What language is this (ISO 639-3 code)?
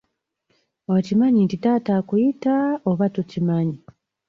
lug